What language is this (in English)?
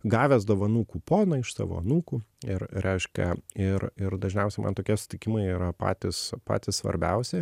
Lithuanian